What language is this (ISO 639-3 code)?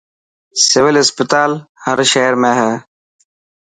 mki